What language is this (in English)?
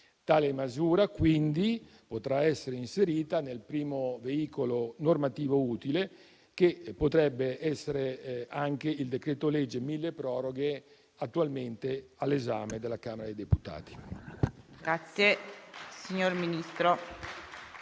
Italian